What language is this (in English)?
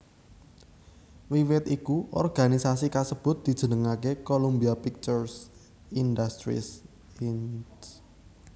Javanese